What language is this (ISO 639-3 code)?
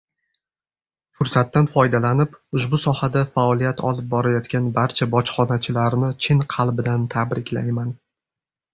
uzb